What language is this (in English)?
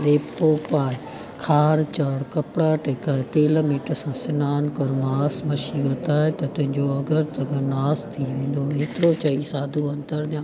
Sindhi